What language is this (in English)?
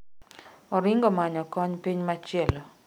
Luo (Kenya and Tanzania)